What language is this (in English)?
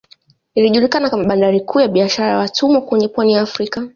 Swahili